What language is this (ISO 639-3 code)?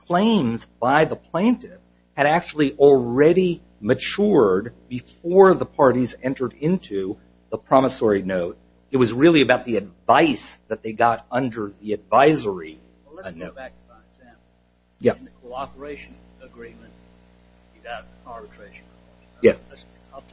eng